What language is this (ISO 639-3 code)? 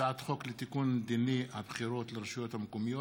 heb